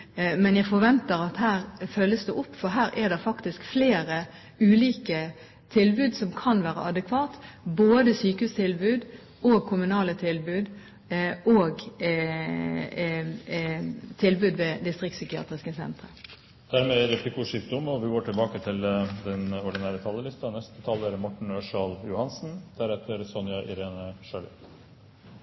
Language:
Norwegian Bokmål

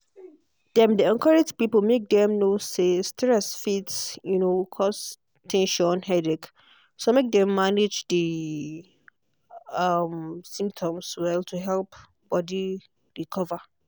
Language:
Nigerian Pidgin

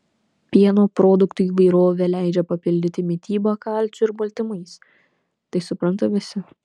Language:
Lithuanian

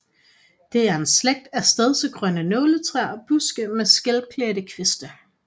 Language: Danish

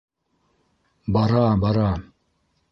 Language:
Bashkir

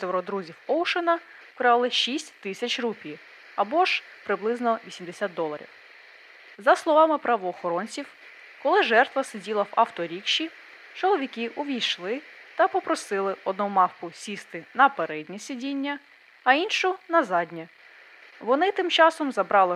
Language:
Ukrainian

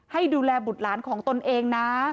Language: Thai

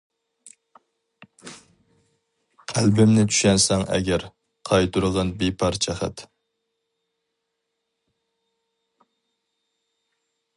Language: Uyghur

